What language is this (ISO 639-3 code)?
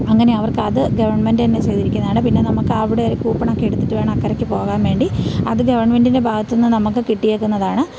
mal